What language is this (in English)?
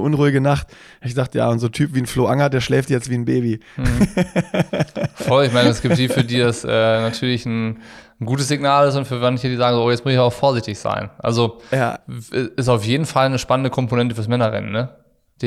German